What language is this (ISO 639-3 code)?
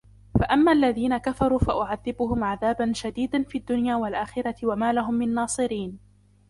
ara